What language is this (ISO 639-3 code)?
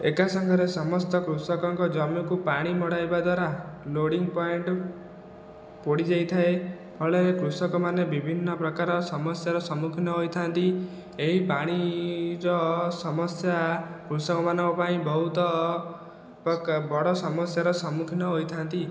ori